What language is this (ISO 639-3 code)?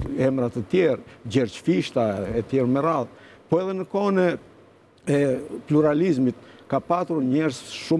ron